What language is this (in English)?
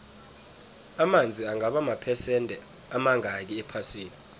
South Ndebele